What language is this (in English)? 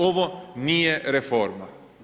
Croatian